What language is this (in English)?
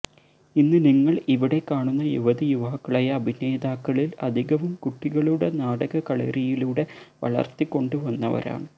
Malayalam